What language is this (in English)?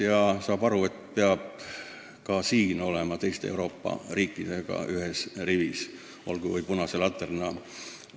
Estonian